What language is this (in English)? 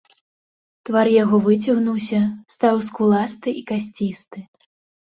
Belarusian